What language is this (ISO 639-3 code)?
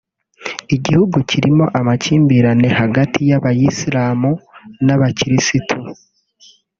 kin